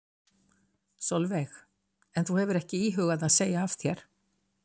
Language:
Icelandic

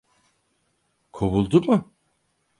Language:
Turkish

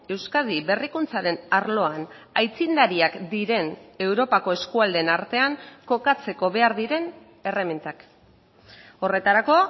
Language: Basque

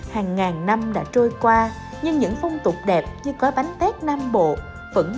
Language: Vietnamese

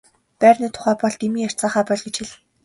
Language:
Mongolian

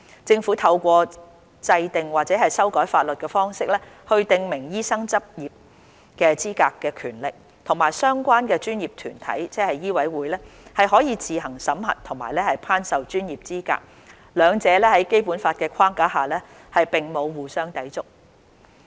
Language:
Cantonese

